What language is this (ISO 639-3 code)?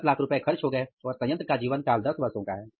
hin